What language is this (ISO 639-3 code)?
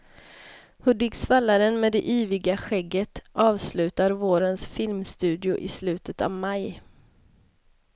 swe